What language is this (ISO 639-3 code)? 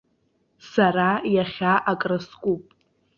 abk